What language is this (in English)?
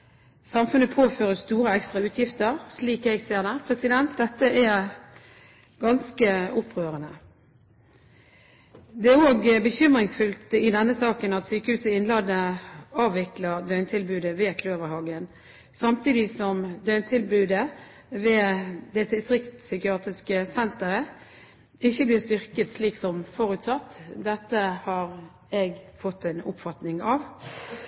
Norwegian Bokmål